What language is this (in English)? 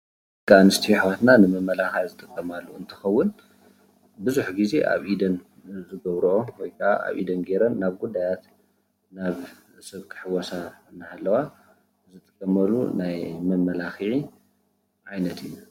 Tigrinya